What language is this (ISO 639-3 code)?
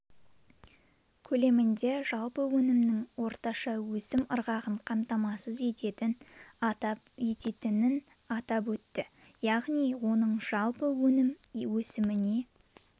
kaz